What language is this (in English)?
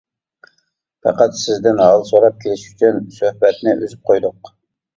Uyghur